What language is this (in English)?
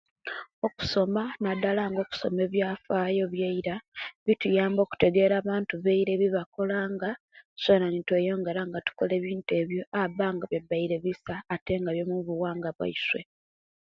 Kenyi